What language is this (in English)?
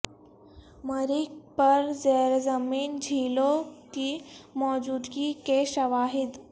Urdu